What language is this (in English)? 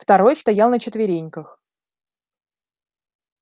Russian